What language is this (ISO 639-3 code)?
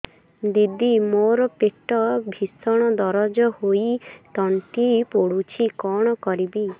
ori